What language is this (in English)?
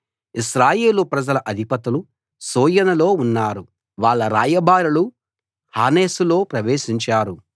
Telugu